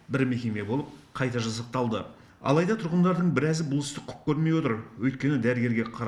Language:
Russian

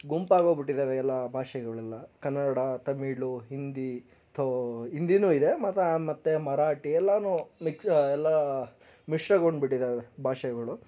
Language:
Kannada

